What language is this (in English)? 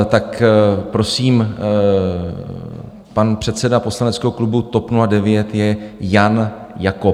Czech